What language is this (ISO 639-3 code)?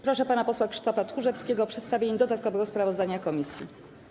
pol